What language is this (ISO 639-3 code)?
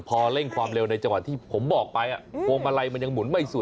tha